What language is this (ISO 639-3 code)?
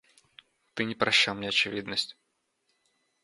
rus